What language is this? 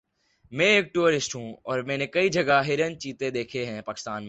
Urdu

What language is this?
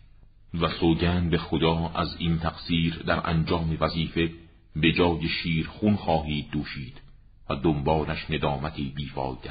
Persian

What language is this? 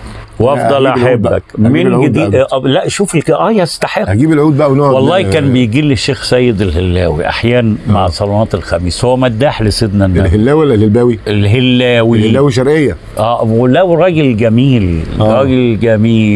Arabic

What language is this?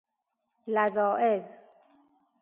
Persian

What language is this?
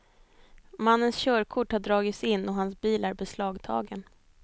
Swedish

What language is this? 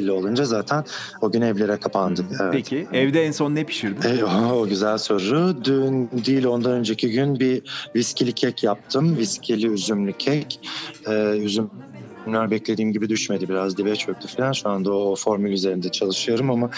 Turkish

